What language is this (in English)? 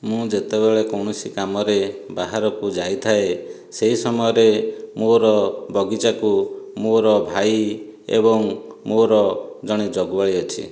Odia